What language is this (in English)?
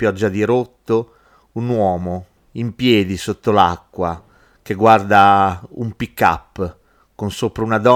Italian